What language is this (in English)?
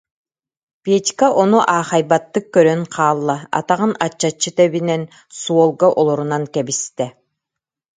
Yakut